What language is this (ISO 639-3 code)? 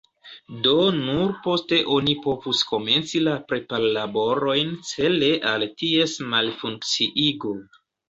epo